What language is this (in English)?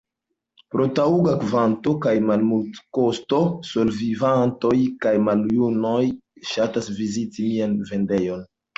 Esperanto